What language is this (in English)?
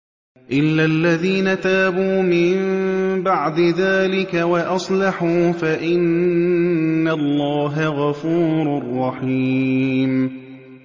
Arabic